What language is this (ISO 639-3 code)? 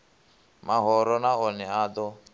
ven